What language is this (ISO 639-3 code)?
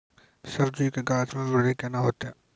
mai